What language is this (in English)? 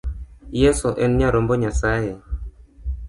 Luo (Kenya and Tanzania)